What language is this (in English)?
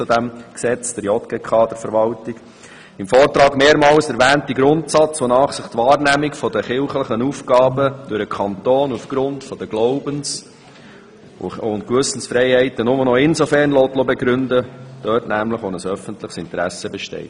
Swiss German